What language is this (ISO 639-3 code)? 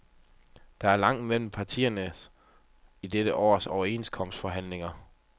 dan